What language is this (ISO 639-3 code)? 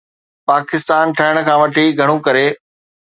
snd